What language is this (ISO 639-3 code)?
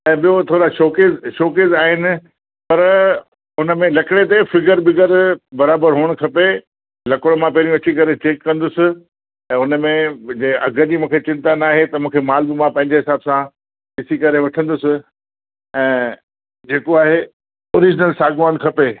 snd